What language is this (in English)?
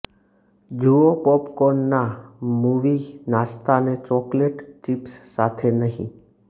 Gujarati